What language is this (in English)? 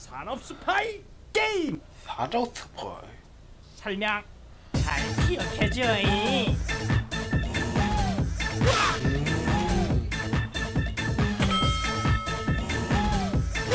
Korean